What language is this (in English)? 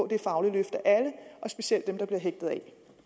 Danish